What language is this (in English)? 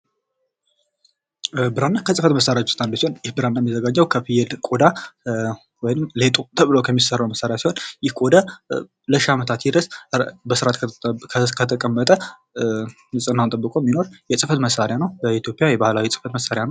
Amharic